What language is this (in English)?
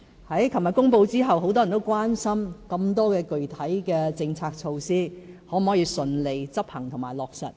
Cantonese